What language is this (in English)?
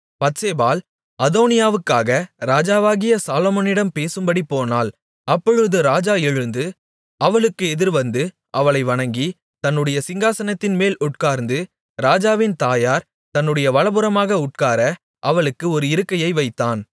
Tamil